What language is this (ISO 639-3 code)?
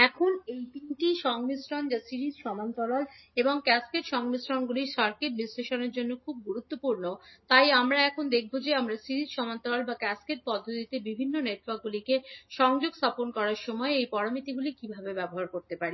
ben